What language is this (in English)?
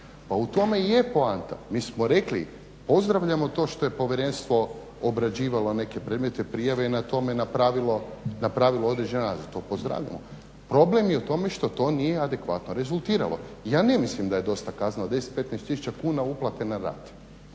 Croatian